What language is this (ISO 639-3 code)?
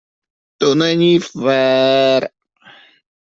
ces